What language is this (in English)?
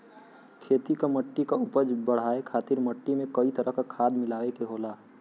Bhojpuri